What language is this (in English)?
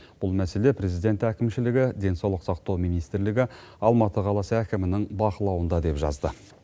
Kazakh